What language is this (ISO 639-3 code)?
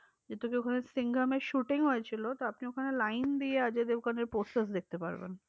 ben